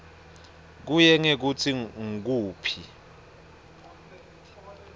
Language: Swati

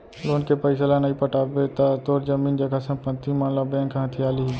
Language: Chhattisgarhi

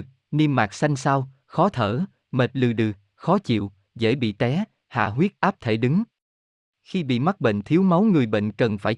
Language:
Vietnamese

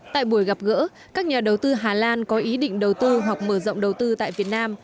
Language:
Vietnamese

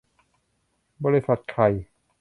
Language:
Thai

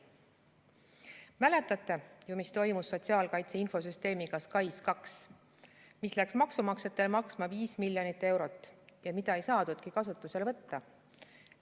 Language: Estonian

